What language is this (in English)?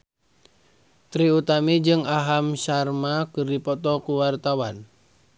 Sundanese